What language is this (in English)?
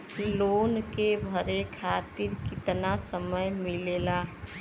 Bhojpuri